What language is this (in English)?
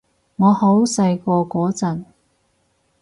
Cantonese